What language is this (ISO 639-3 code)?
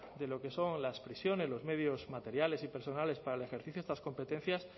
spa